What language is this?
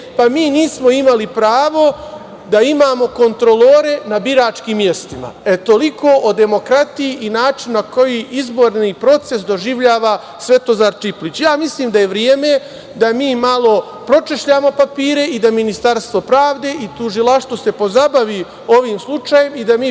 Serbian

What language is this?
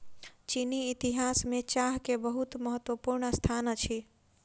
Maithili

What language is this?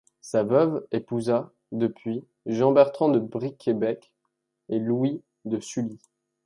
French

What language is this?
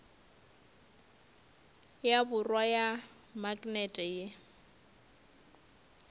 Northern Sotho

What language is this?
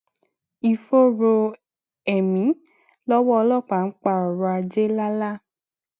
Yoruba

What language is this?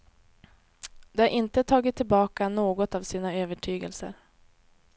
Swedish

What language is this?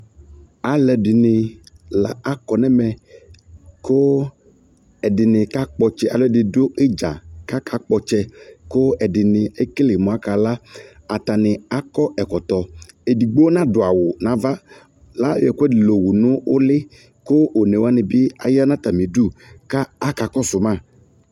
Ikposo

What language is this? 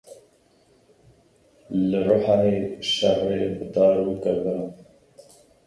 Kurdish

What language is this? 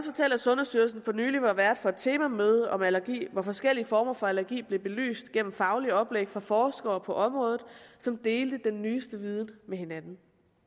Danish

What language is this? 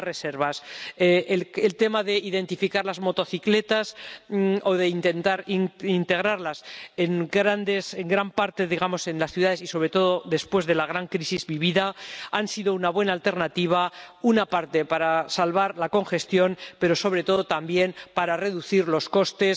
Spanish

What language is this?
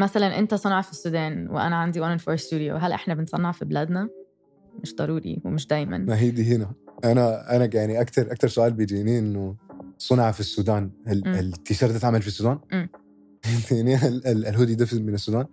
Arabic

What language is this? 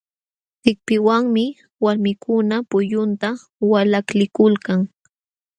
Jauja Wanca Quechua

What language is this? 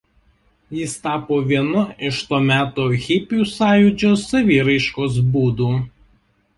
Lithuanian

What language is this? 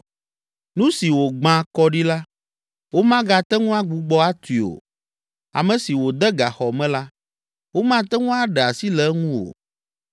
Ewe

